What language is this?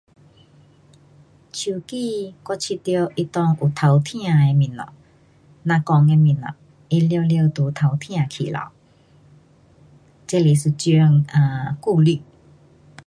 Pu-Xian Chinese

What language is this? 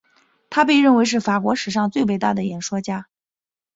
Chinese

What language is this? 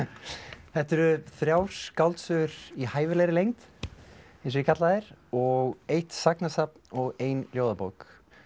Icelandic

